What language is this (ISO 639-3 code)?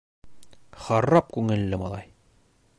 bak